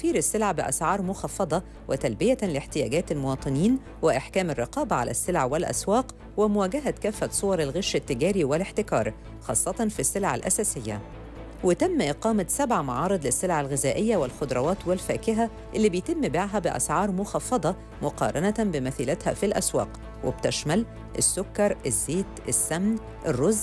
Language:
Arabic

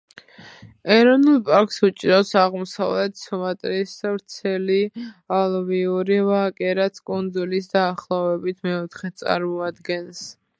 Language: Georgian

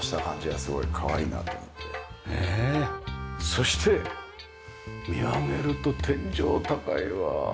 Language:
Japanese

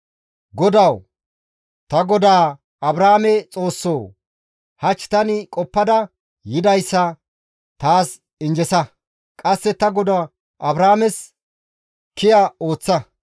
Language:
Gamo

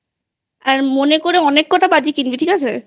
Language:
Bangla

